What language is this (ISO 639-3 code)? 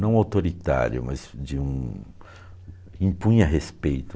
por